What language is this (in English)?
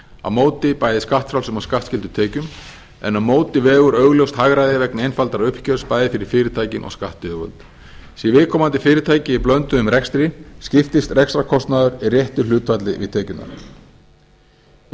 Icelandic